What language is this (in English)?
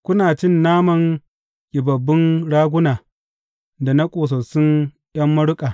Hausa